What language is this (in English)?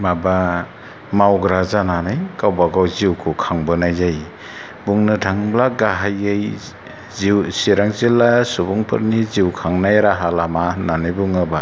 Bodo